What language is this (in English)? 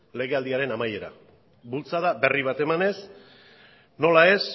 Basque